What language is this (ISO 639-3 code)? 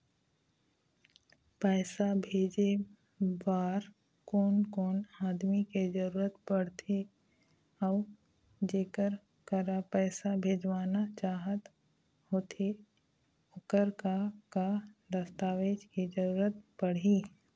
hne